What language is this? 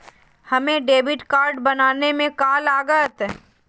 Magahi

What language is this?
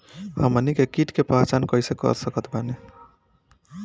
Bhojpuri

